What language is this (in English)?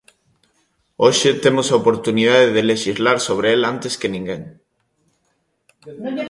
Galician